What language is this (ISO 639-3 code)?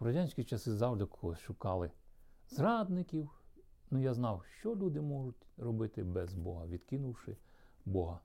ukr